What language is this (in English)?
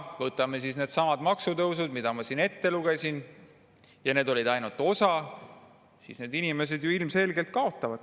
Estonian